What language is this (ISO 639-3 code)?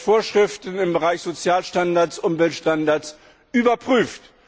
deu